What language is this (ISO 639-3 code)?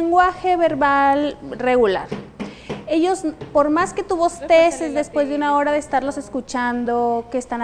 spa